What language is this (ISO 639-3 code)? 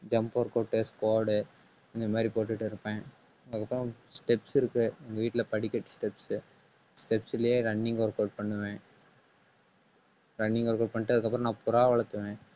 tam